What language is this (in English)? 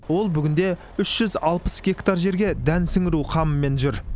Kazakh